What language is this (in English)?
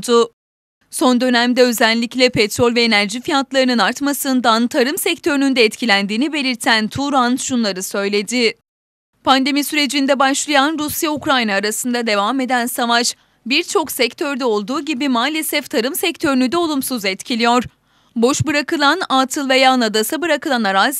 Turkish